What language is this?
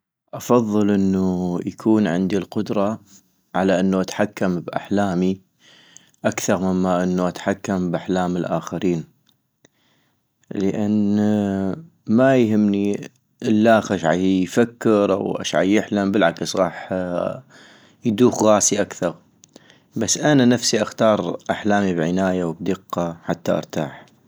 North Mesopotamian Arabic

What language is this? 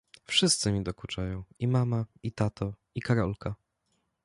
Polish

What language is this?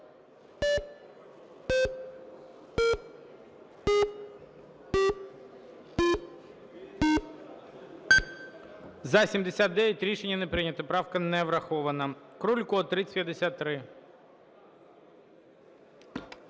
Ukrainian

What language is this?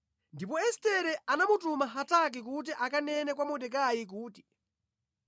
Nyanja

